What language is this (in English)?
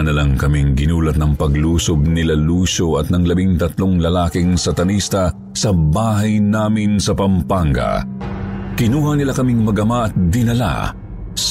Filipino